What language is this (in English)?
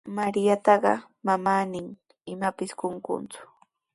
Sihuas Ancash Quechua